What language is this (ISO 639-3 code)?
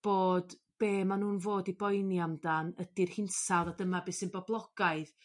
cym